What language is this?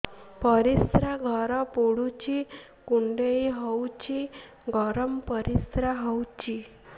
Odia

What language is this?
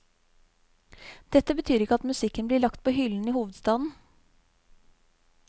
Norwegian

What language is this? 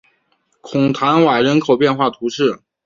Chinese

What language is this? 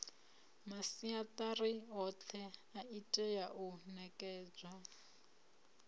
Venda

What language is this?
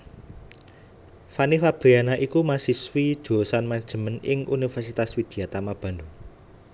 Javanese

